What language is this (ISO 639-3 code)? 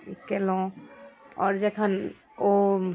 mai